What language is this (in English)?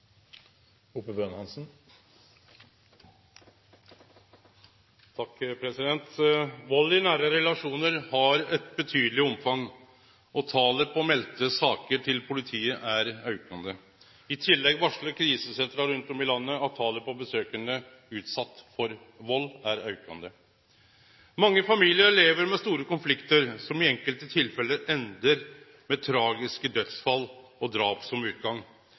Norwegian